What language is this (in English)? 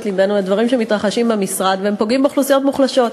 Hebrew